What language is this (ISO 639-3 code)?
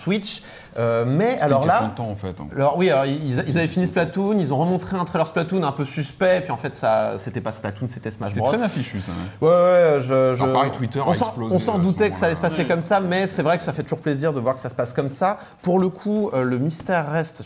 fra